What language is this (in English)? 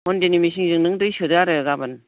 Bodo